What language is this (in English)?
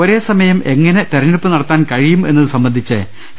Malayalam